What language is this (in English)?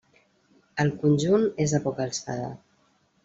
Catalan